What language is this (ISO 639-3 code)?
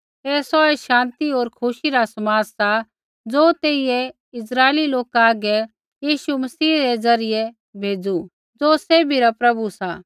kfx